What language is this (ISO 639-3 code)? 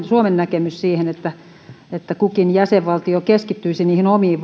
fin